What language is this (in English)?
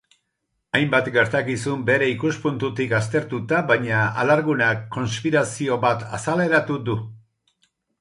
Basque